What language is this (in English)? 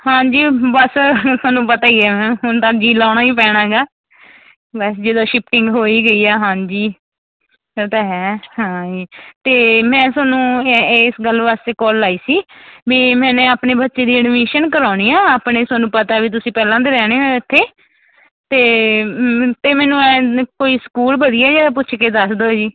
Punjabi